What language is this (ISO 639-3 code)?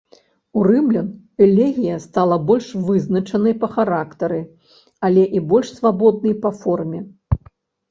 bel